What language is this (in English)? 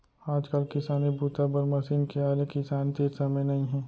Chhattisgarhi